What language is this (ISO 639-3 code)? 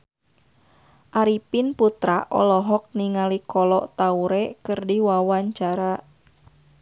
sun